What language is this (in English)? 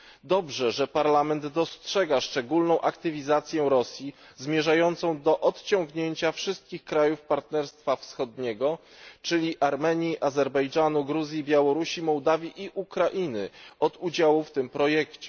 Polish